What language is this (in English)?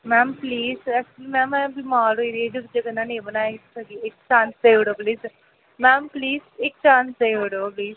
Dogri